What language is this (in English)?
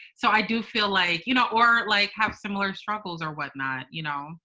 English